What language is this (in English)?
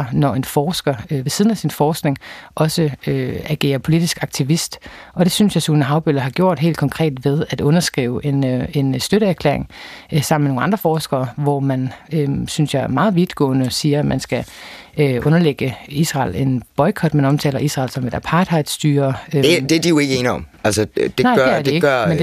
Danish